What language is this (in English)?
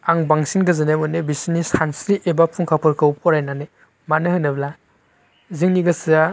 Bodo